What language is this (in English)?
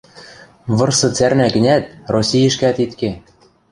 Western Mari